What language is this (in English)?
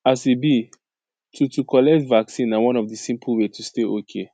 Nigerian Pidgin